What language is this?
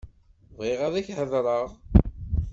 Kabyle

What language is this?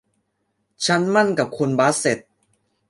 Thai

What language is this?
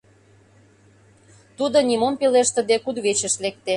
Mari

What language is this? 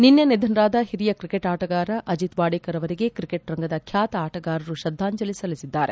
Kannada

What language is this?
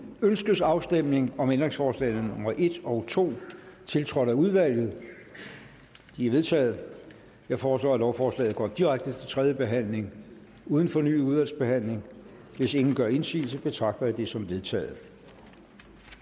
Danish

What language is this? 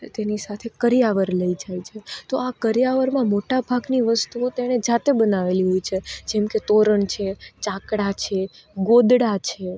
Gujarati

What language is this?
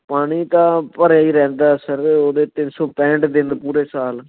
Punjabi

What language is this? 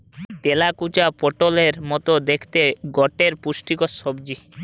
Bangla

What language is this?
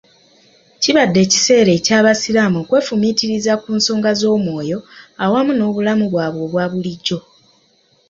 Ganda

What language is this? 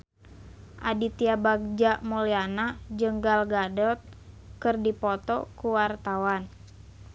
Sundanese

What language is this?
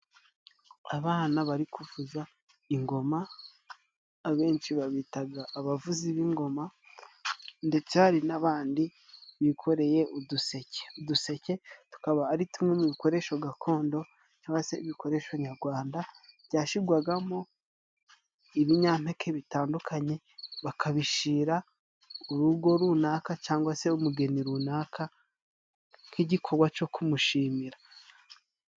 Kinyarwanda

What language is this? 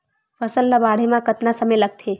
Chhattisgarhi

